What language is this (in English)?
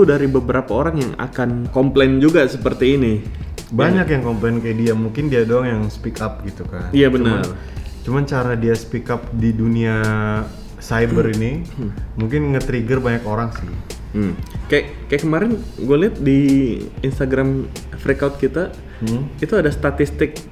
Indonesian